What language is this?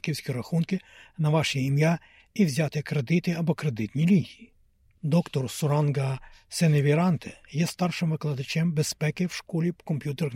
Ukrainian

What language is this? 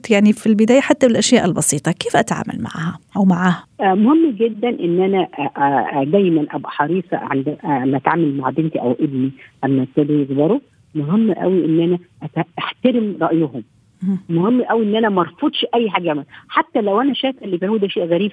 Arabic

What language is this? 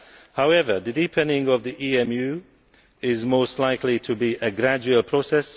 English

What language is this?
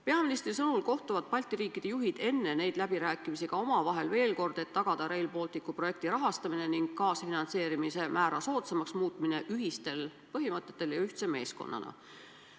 Estonian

